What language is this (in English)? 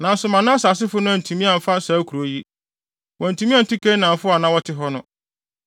Akan